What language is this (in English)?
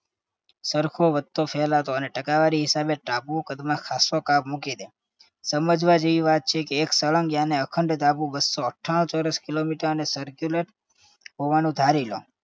Gujarati